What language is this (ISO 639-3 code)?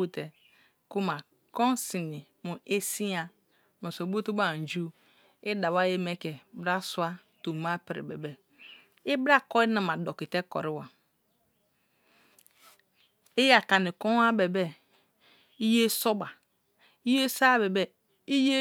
ijn